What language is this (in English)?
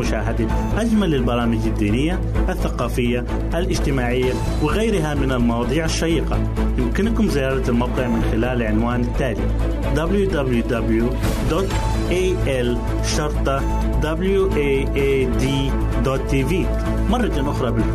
Arabic